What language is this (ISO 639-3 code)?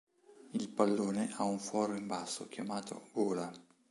ita